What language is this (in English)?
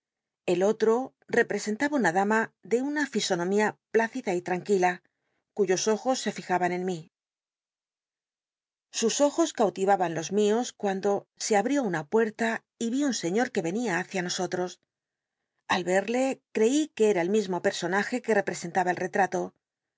Spanish